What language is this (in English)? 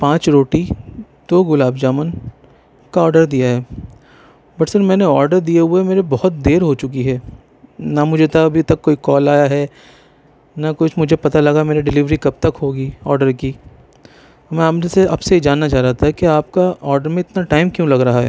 Urdu